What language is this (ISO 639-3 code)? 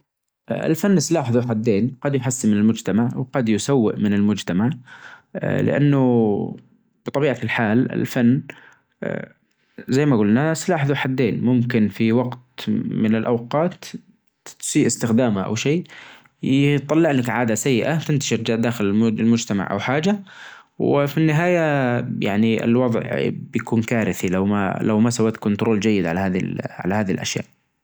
ars